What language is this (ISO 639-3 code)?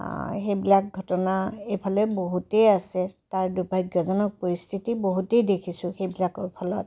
asm